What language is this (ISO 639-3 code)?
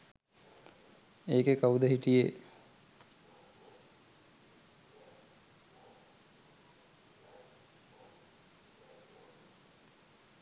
sin